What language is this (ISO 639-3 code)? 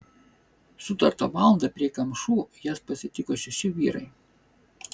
lit